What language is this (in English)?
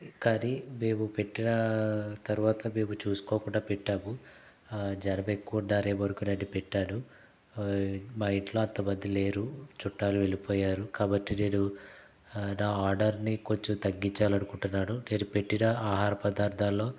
Telugu